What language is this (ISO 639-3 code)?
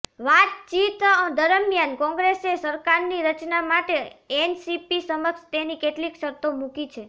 guj